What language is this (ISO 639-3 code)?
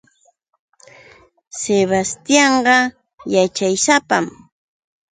qux